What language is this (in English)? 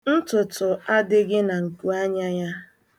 Igbo